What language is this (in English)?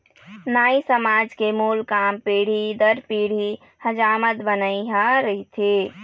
Chhattisgarhi